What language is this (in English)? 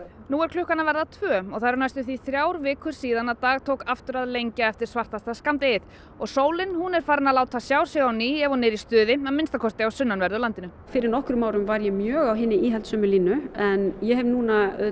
Icelandic